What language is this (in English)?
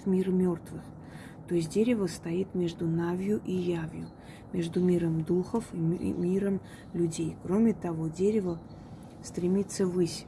Russian